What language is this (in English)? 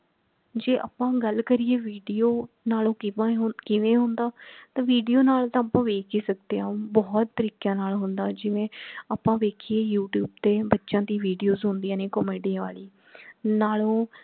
Punjabi